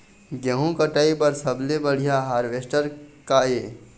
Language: Chhattisgarhi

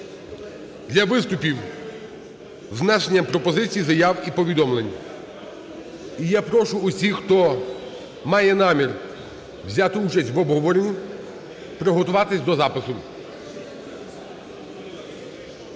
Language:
Ukrainian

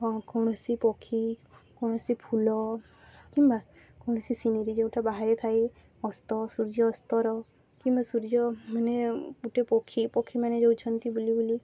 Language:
Odia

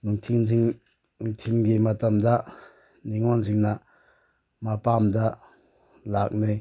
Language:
Manipuri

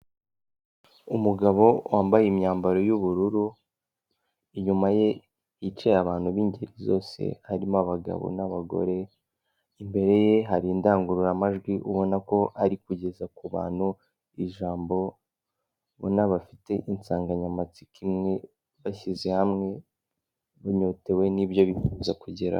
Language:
Kinyarwanda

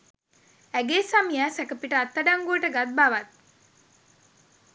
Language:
Sinhala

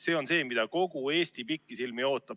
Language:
Estonian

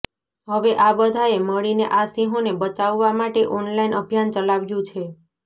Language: Gujarati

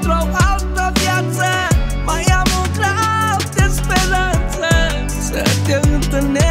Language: Romanian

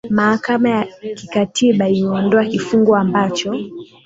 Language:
Swahili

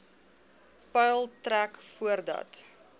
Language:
Afrikaans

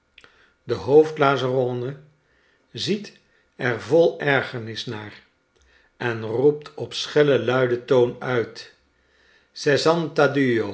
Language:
Dutch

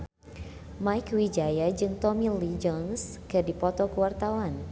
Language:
Sundanese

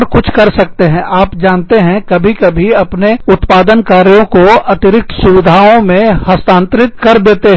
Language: Hindi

